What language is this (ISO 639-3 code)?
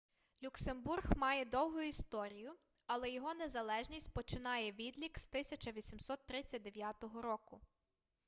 ukr